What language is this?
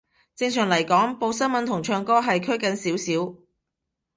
Cantonese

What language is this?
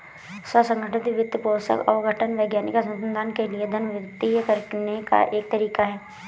Hindi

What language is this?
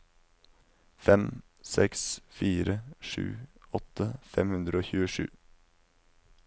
Norwegian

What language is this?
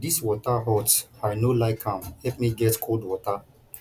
Nigerian Pidgin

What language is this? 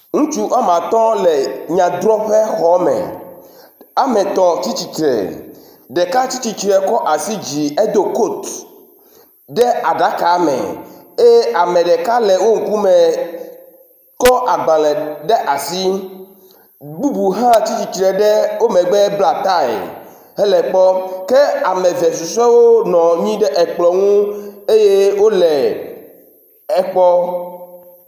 Ewe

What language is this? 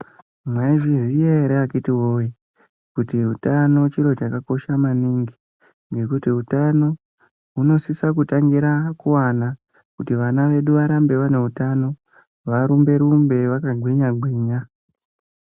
Ndau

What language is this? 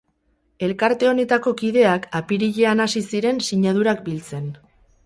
Basque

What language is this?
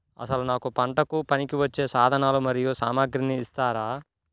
Telugu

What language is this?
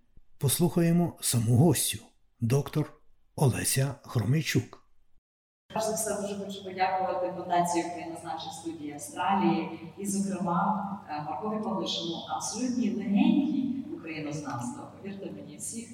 Ukrainian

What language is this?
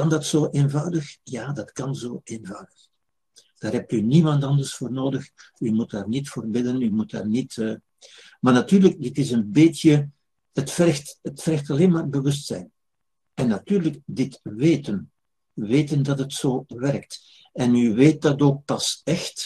Dutch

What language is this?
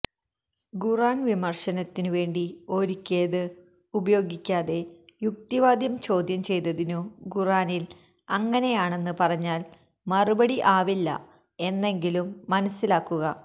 Malayalam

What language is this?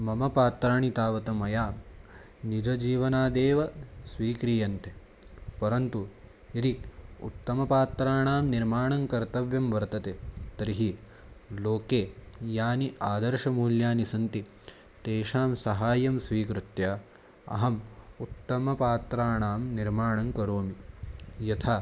Sanskrit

